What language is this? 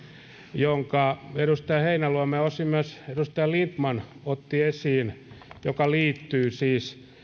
Finnish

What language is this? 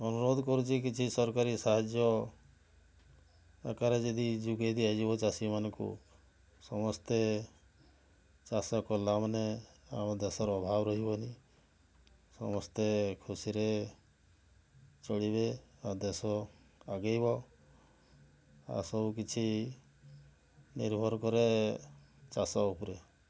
Odia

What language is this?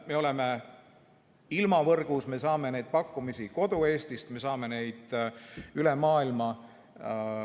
Estonian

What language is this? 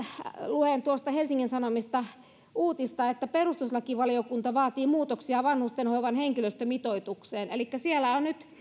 Finnish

